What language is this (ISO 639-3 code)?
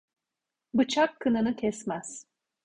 tur